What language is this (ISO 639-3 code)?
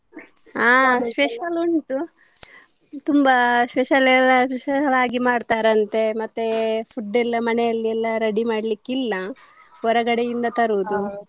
kan